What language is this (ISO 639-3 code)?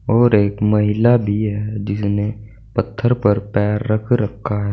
hin